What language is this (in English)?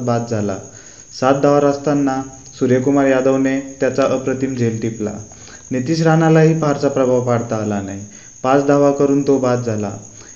Marathi